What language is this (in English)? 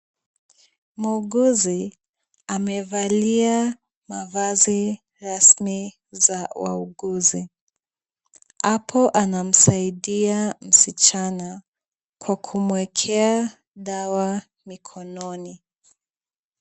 Swahili